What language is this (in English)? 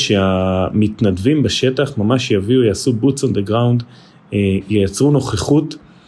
Hebrew